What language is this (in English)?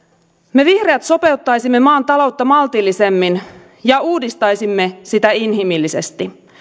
Finnish